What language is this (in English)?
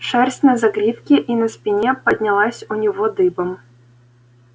Russian